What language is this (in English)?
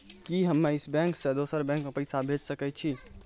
Maithili